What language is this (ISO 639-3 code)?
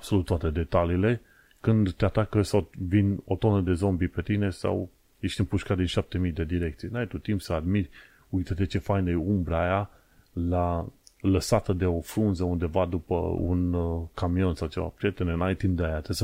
ron